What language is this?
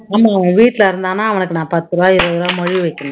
Tamil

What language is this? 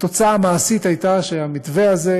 Hebrew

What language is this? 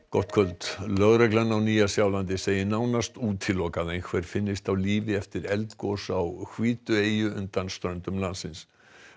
Icelandic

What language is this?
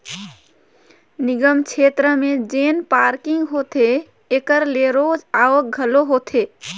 Chhattisgarhi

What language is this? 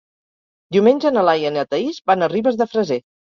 Catalan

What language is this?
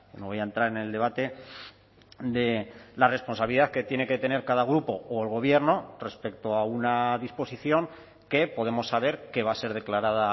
Spanish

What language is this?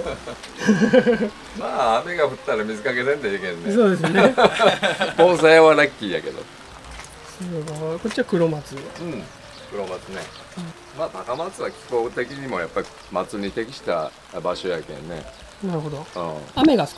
Japanese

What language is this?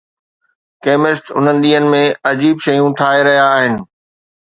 Sindhi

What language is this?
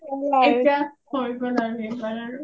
Assamese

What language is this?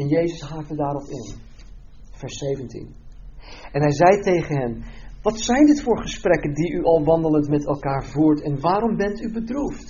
Dutch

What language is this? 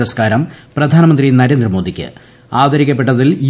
Malayalam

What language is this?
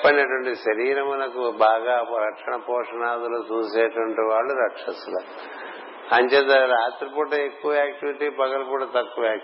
Telugu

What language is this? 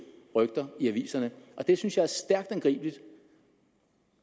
Danish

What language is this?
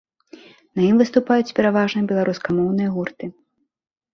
Belarusian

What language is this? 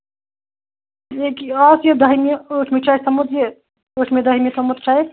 Kashmiri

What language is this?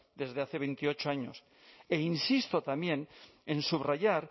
Spanish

